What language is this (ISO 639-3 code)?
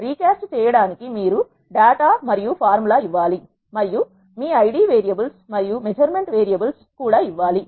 tel